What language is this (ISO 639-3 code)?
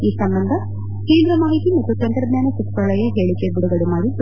kan